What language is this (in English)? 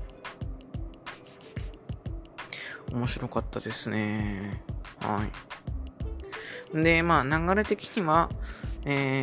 Japanese